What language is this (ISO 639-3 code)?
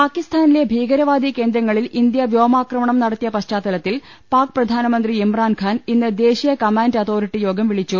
mal